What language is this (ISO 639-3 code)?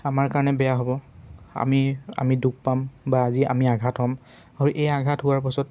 asm